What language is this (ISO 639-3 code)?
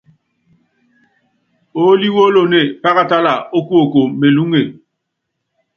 yav